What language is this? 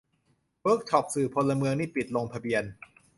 Thai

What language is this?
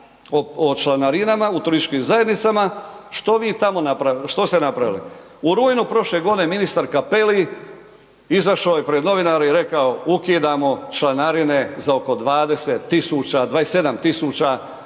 Croatian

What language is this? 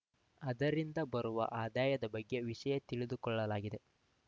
Kannada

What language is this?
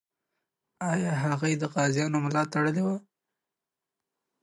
Pashto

